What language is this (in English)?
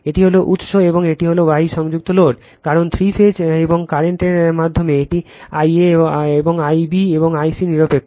Bangla